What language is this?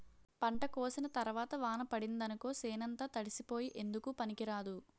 Telugu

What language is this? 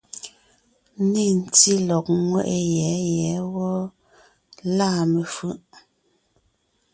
Ngiemboon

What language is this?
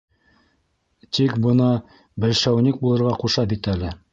Bashkir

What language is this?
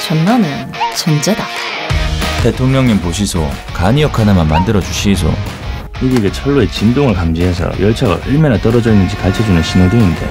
Korean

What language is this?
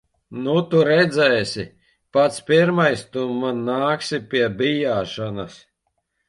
Latvian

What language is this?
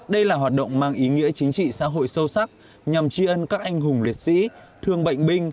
Vietnamese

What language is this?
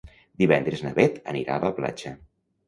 Catalan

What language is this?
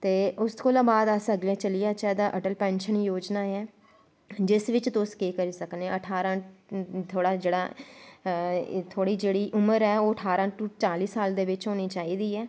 Dogri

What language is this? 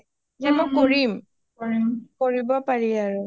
Assamese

